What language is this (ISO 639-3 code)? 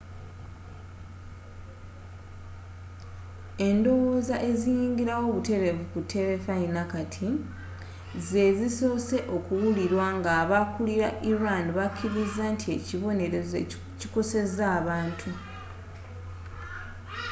lug